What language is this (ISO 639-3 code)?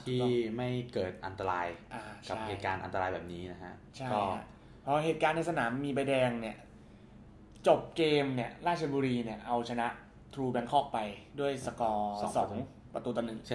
tha